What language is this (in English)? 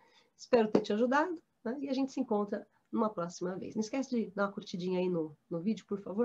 Portuguese